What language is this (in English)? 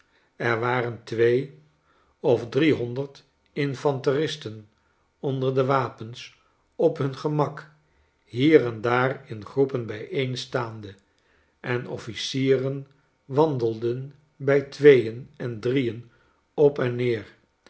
Dutch